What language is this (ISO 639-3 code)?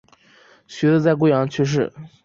zho